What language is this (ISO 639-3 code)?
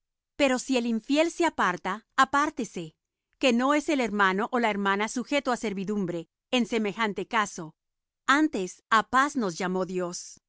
spa